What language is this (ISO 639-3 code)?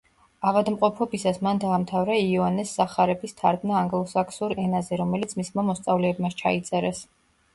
kat